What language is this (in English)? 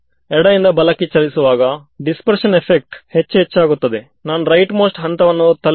Kannada